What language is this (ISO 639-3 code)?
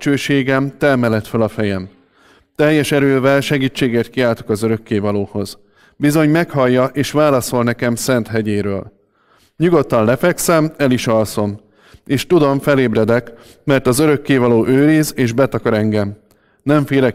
hun